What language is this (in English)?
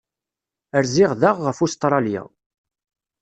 Kabyle